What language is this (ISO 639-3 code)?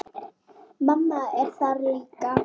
isl